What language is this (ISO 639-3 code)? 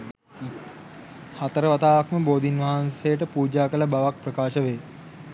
sin